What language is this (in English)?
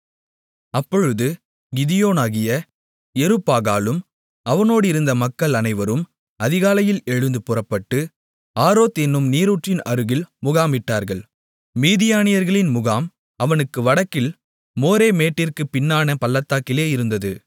Tamil